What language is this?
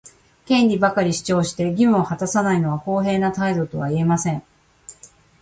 Japanese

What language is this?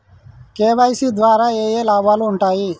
Telugu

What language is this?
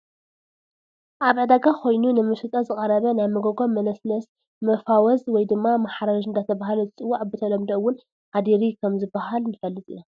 Tigrinya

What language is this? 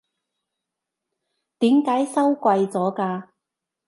Cantonese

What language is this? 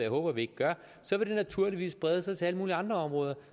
Danish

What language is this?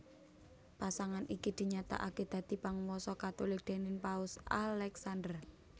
Javanese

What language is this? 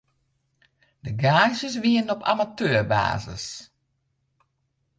Western Frisian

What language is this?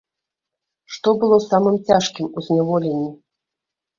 Belarusian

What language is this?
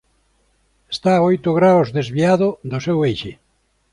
Galician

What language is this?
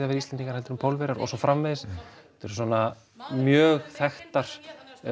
Icelandic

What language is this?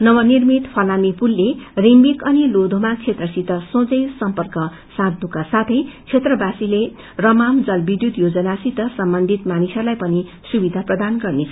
Nepali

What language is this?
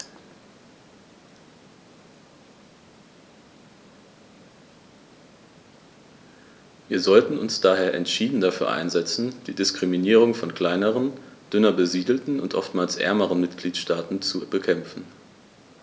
German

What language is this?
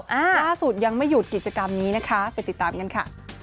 Thai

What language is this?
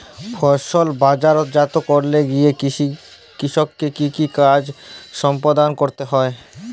Bangla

